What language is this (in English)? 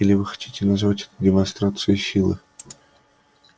Russian